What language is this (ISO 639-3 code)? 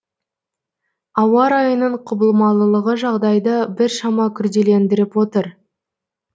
kaz